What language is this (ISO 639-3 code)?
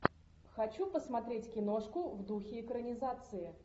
rus